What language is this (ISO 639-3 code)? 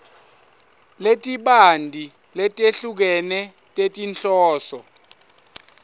ssw